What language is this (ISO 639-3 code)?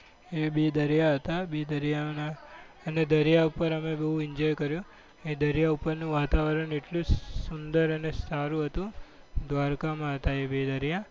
guj